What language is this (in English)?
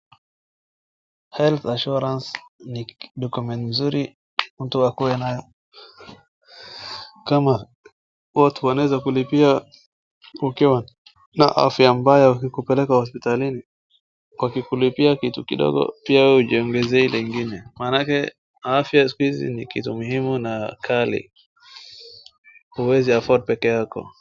Swahili